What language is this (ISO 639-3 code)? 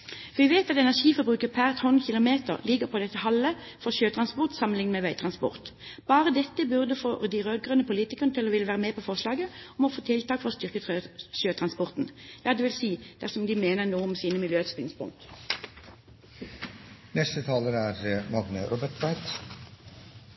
nor